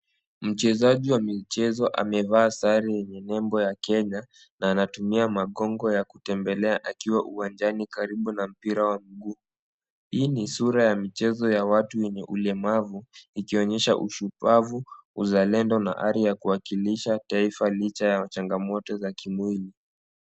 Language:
Swahili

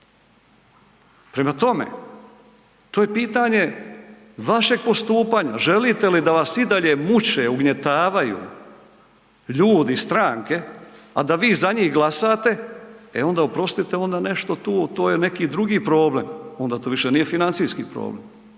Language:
Croatian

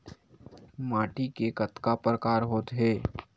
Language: Chhattisgarhi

